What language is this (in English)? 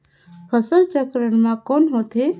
Chhattisgarhi